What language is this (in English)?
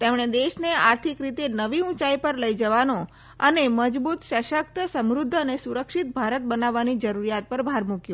Gujarati